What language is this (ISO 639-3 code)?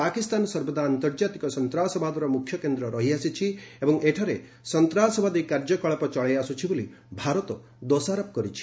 ori